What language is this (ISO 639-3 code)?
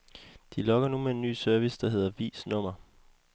dan